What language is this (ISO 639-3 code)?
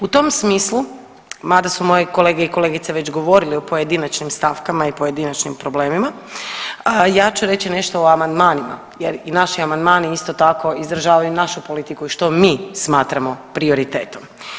hrv